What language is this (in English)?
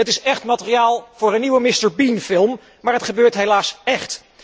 Dutch